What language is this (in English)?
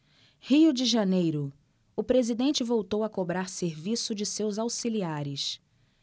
Portuguese